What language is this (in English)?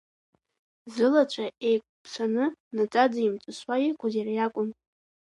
Abkhazian